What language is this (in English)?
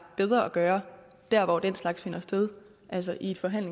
Danish